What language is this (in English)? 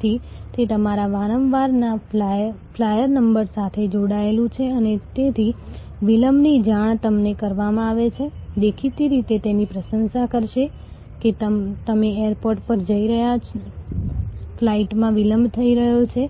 Gujarati